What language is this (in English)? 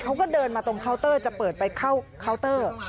Thai